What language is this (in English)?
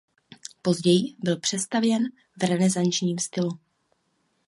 Czech